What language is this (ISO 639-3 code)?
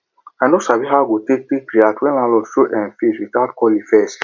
pcm